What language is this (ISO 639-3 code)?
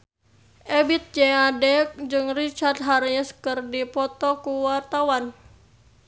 sun